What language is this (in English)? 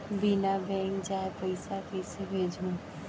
Chhattisgarhi